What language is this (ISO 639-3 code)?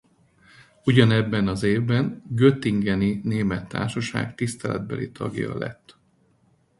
hun